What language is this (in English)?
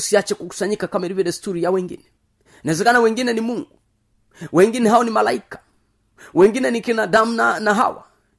Swahili